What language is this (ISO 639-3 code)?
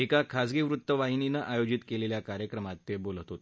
mar